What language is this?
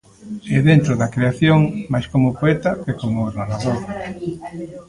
Galician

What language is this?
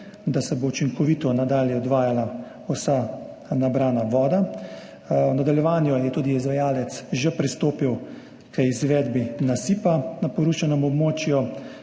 Slovenian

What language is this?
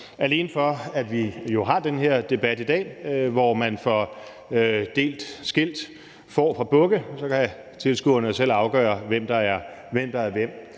Danish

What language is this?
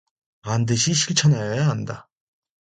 Korean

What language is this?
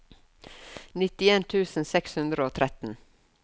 Norwegian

